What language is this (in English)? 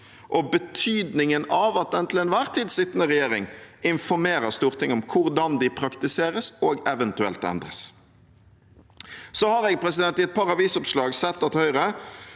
Norwegian